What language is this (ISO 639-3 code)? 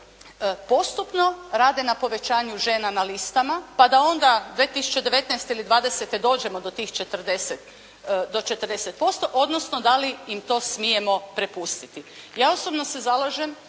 hrv